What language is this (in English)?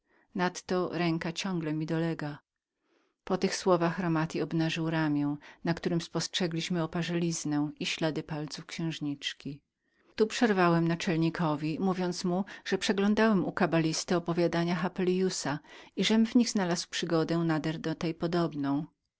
Polish